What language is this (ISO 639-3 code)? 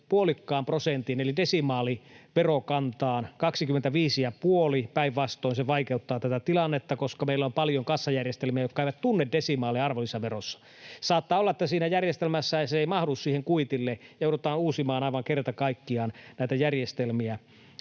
fin